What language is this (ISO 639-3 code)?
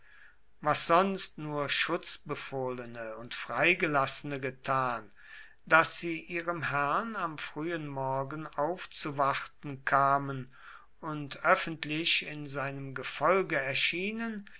deu